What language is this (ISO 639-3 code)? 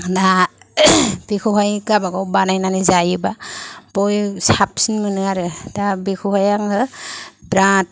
brx